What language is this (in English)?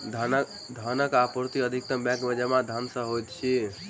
Maithili